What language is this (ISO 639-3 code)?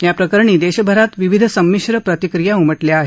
mar